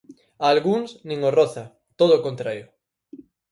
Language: Galician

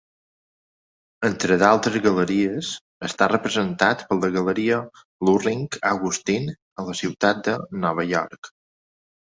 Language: Catalan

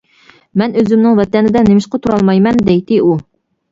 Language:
Uyghur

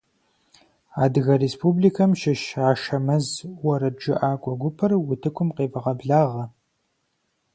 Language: Kabardian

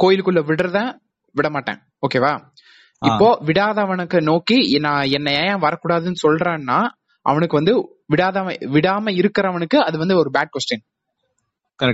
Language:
Tamil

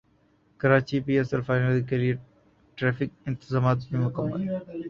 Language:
Urdu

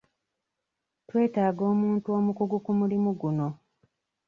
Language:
Ganda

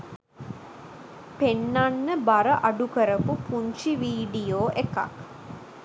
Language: Sinhala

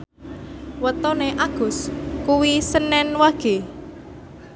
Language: Javanese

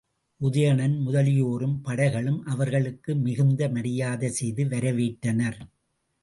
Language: Tamil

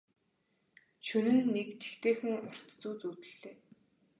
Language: Mongolian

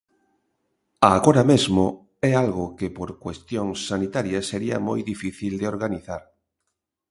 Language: Galician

